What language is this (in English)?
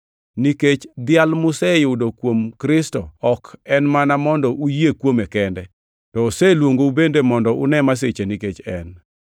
Luo (Kenya and Tanzania)